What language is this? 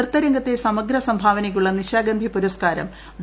Malayalam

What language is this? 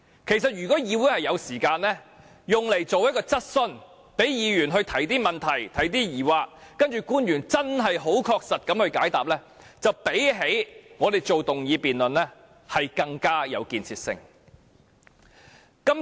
Cantonese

